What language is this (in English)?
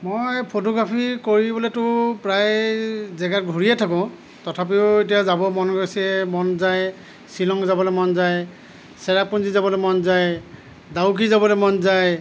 Assamese